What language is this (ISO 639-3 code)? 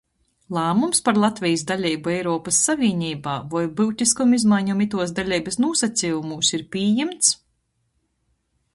ltg